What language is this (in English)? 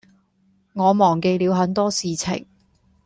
Cantonese